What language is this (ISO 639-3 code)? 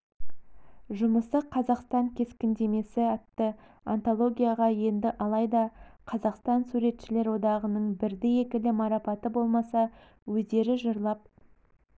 kaz